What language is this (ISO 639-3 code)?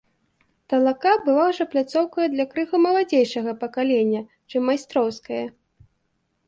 bel